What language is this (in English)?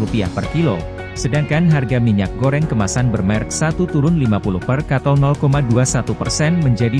Indonesian